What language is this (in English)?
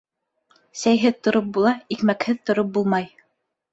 Bashkir